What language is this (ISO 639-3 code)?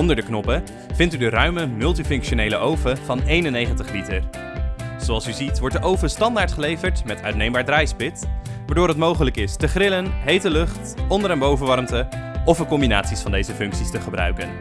nld